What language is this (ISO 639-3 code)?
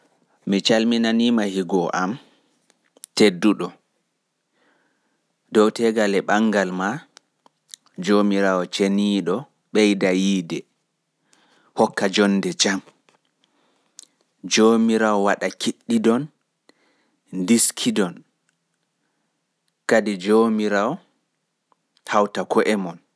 ful